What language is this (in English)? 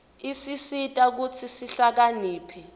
Swati